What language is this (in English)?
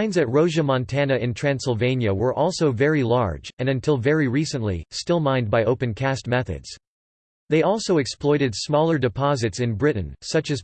English